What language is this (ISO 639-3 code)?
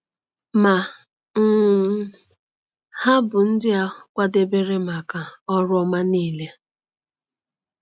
ibo